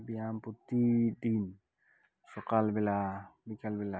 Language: Santali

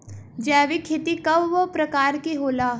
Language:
Bhojpuri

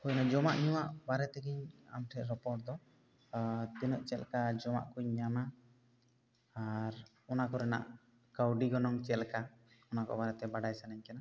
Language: Santali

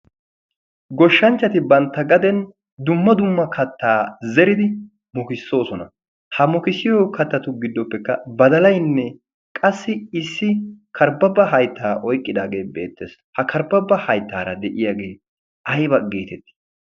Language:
Wolaytta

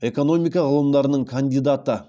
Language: Kazakh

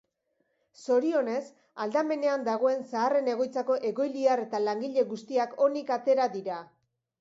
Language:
Basque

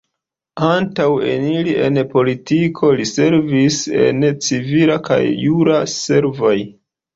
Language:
Esperanto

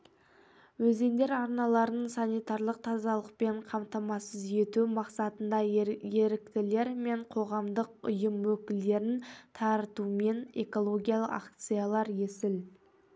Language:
Kazakh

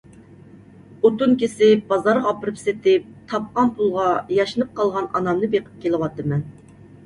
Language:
Uyghur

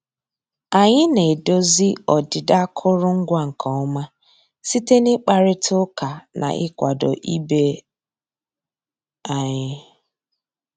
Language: Igbo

